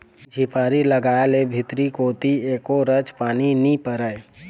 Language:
Chhattisgarhi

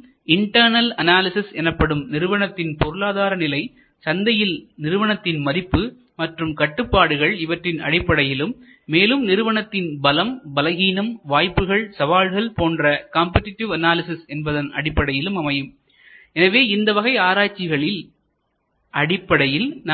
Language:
Tamil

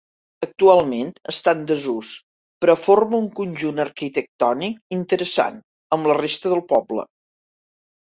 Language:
Catalan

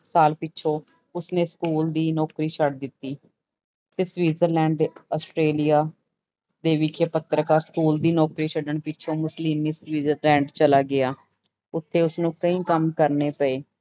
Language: Punjabi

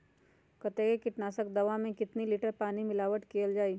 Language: Magahi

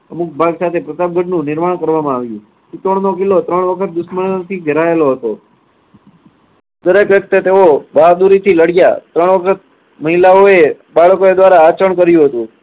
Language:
Gujarati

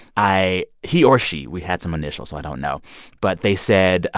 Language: English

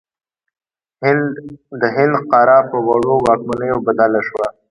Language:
Pashto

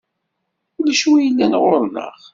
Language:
Kabyle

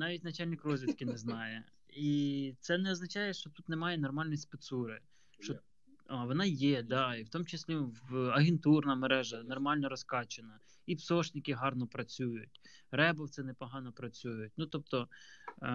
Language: Ukrainian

